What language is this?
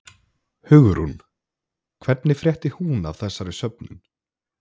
Icelandic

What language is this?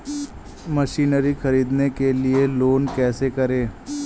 Hindi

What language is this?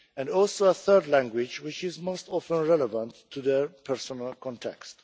English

